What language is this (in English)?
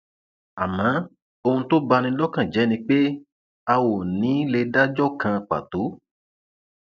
Yoruba